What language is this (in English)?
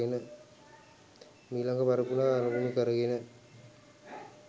Sinhala